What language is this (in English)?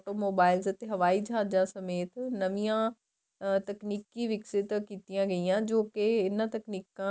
Punjabi